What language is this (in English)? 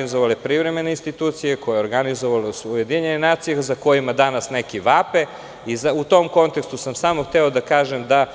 Serbian